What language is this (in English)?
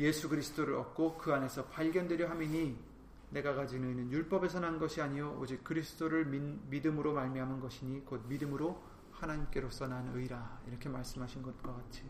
Korean